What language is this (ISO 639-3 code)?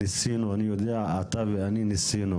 heb